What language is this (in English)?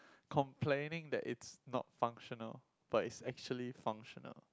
English